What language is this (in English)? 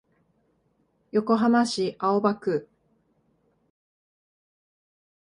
Japanese